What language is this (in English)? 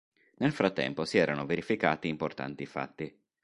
Italian